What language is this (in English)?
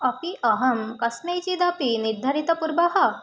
Sanskrit